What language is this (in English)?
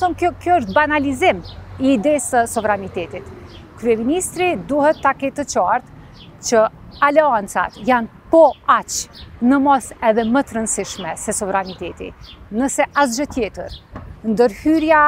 Romanian